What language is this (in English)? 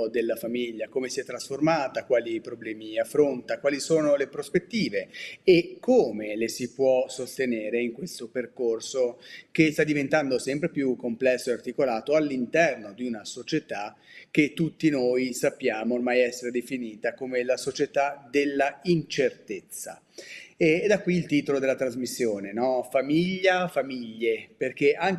Italian